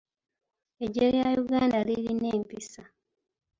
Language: Ganda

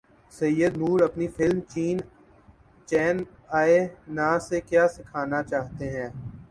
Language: Urdu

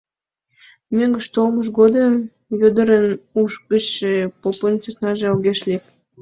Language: Mari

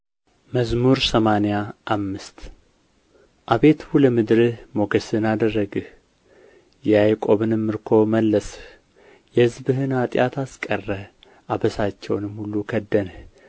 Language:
Amharic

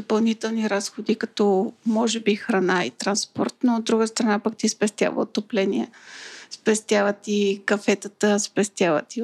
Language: Bulgarian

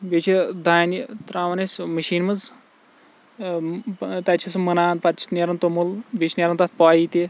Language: Kashmiri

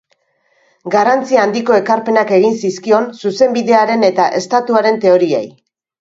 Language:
Basque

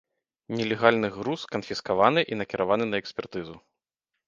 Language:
Belarusian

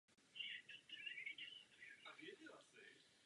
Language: Czech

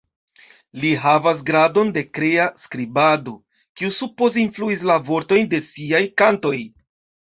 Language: Esperanto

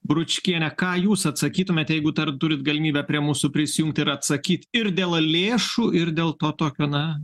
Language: Lithuanian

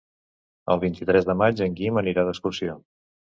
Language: Catalan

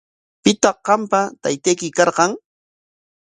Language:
Corongo Ancash Quechua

